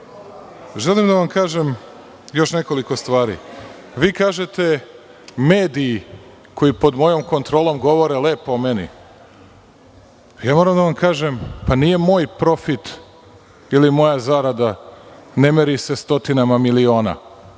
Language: Serbian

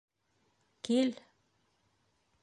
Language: Bashkir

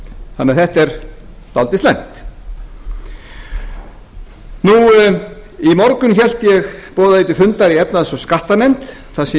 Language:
Icelandic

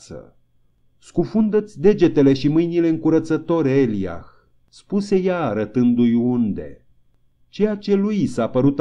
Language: Romanian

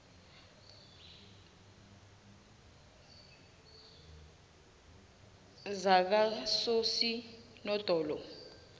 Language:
South Ndebele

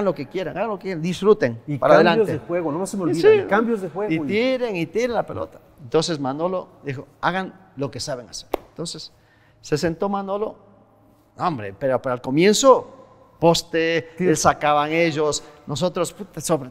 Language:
Spanish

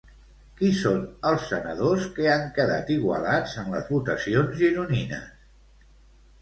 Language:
Catalan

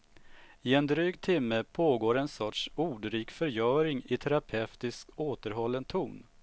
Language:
Swedish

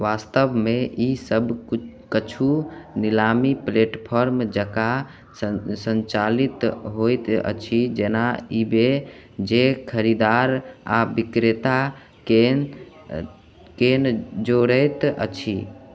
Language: Maithili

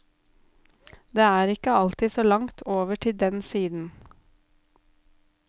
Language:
Norwegian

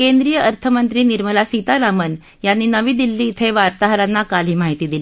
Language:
Marathi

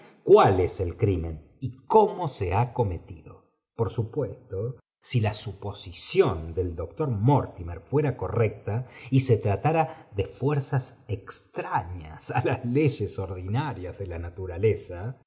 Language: Spanish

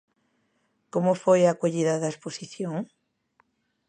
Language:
Galician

